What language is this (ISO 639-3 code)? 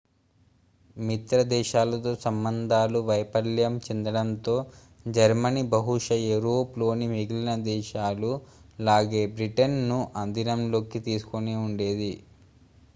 tel